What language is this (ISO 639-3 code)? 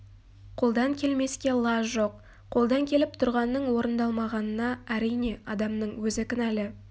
kaz